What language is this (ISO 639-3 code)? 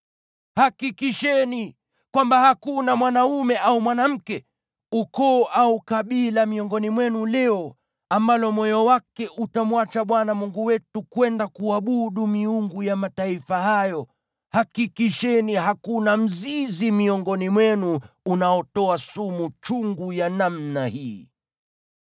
swa